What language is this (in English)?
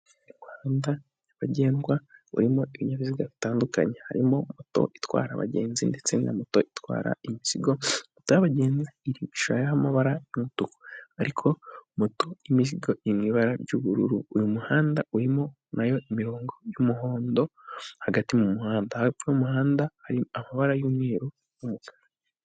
Kinyarwanda